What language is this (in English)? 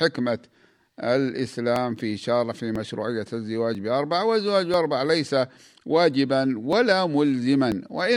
Arabic